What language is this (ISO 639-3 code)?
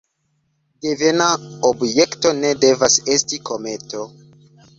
epo